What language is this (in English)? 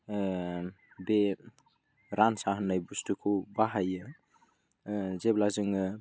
Bodo